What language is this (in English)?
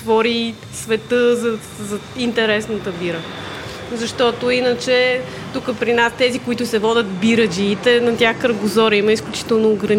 Bulgarian